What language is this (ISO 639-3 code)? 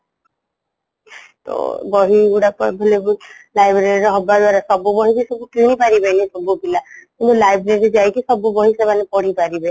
ori